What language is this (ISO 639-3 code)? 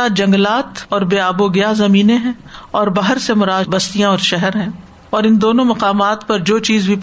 urd